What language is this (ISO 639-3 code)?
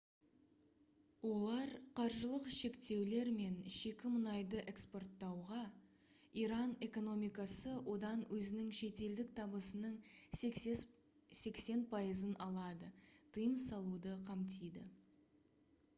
kaz